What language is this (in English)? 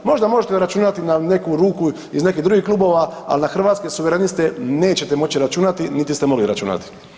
Croatian